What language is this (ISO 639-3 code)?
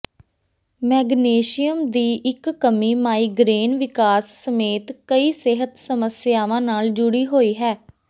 pan